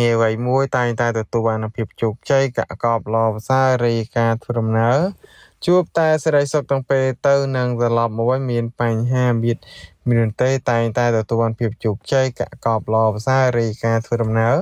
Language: Thai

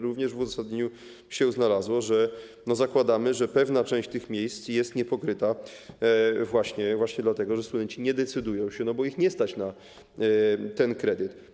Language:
Polish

